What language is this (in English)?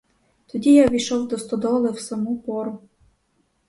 Ukrainian